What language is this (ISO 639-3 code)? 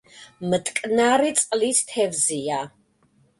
kat